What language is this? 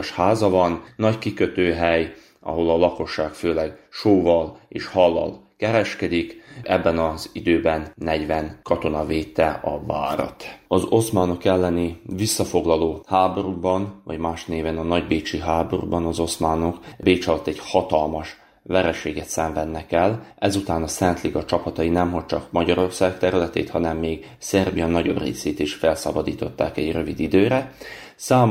Hungarian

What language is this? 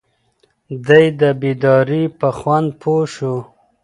Pashto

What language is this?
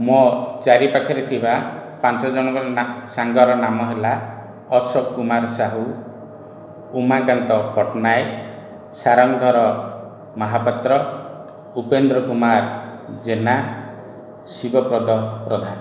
Odia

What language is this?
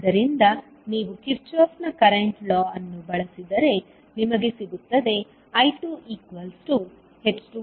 Kannada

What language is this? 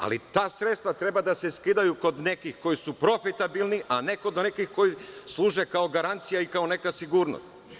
Serbian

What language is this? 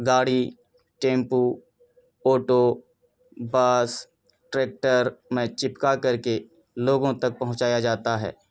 Urdu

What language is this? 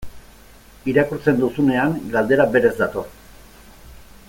Basque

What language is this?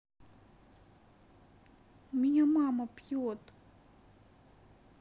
Russian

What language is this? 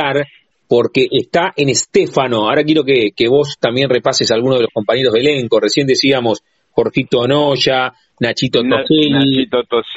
Spanish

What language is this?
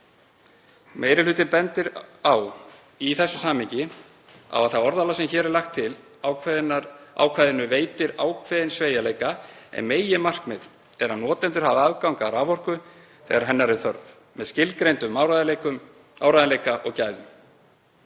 Icelandic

